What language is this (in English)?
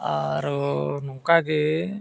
Santali